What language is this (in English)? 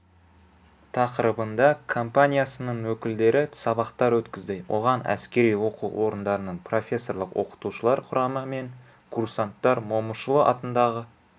Kazakh